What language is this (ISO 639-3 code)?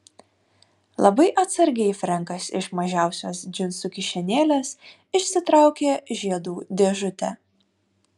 lit